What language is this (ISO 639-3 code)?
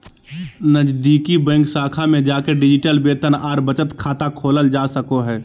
mag